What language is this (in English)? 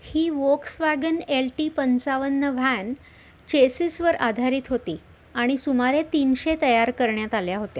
Marathi